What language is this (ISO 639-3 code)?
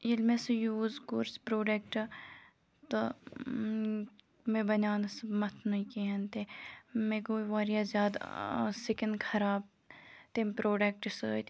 kas